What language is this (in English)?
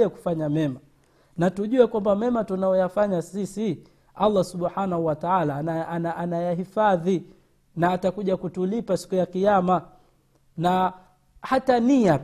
Swahili